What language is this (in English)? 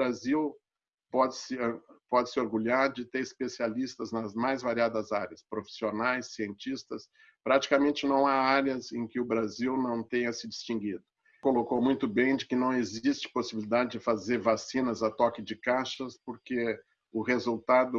Portuguese